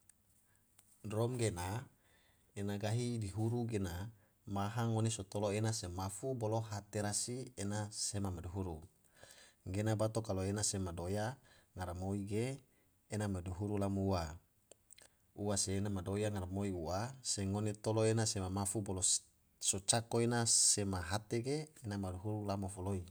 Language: Tidore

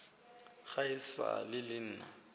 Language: Northern Sotho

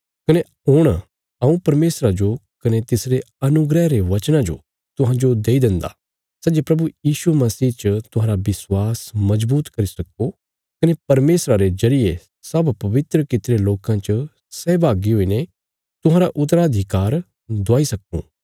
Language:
Bilaspuri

